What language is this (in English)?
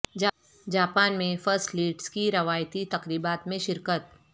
Urdu